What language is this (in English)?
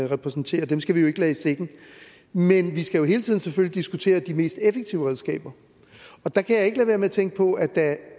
Danish